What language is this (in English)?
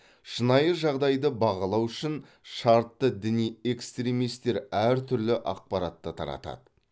Kazakh